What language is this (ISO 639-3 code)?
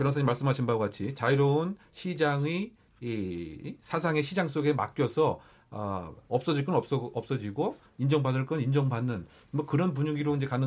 kor